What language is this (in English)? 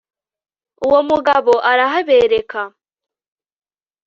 Kinyarwanda